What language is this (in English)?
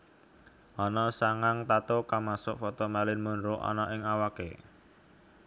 Javanese